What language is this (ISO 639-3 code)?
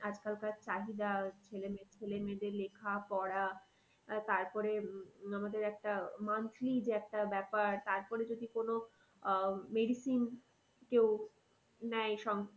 ben